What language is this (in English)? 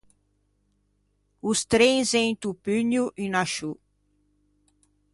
Ligurian